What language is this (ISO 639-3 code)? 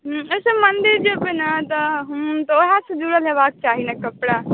mai